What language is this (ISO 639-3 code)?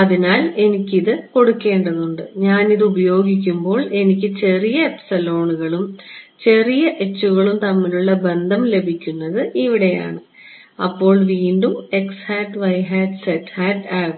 mal